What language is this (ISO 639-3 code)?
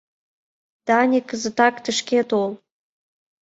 chm